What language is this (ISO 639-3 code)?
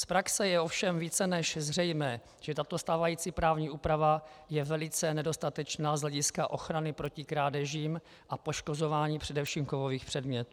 ces